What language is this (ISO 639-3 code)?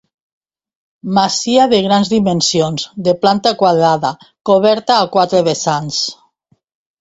cat